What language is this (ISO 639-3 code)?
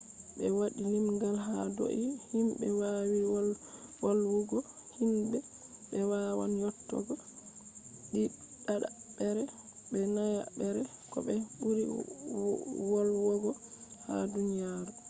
ful